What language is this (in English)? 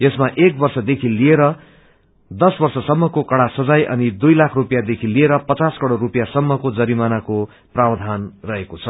Nepali